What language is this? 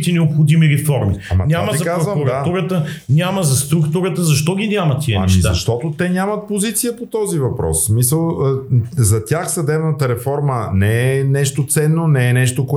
Bulgarian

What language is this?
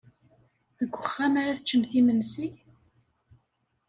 Kabyle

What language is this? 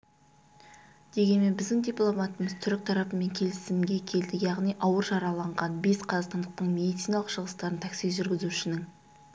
Kazakh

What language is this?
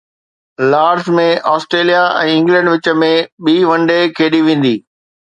Sindhi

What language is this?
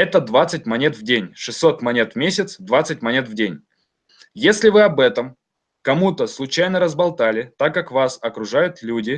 Russian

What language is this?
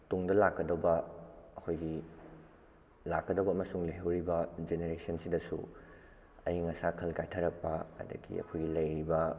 Manipuri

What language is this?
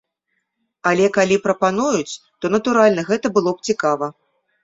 Belarusian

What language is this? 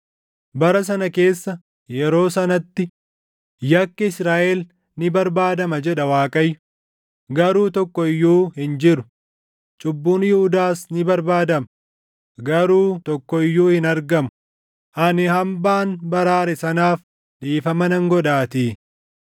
Oromo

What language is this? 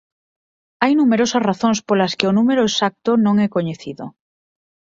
Galician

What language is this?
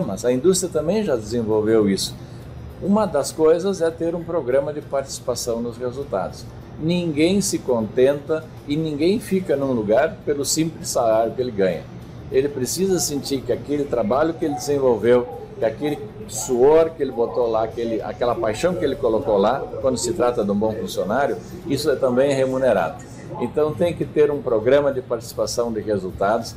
Portuguese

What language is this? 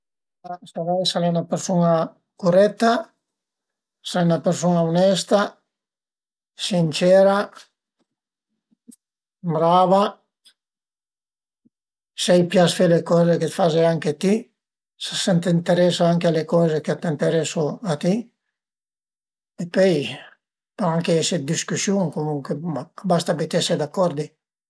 Piedmontese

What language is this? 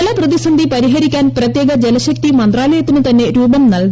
Malayalam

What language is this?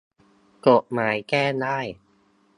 Thai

